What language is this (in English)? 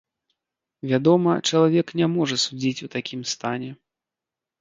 Belarusian